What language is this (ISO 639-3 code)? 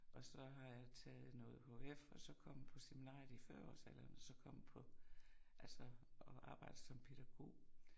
dan